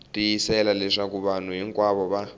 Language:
Tsonga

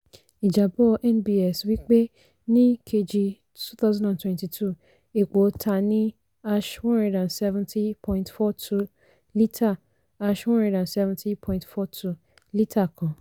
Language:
Yoruba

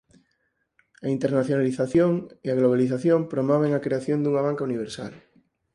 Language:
Galician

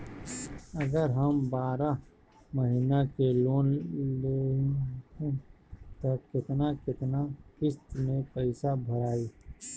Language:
Bhojpuri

